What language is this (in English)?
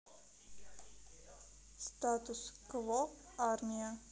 Russian